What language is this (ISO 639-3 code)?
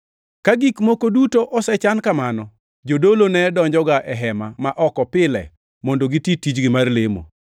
luo